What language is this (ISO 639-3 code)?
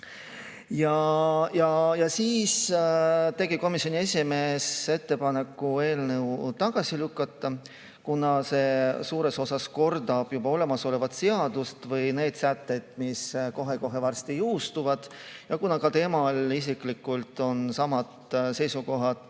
est